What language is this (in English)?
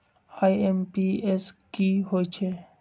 Magahi